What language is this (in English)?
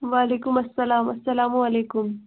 Kashmiri